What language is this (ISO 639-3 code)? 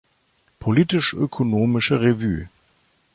deu